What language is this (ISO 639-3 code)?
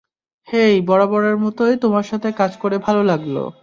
ben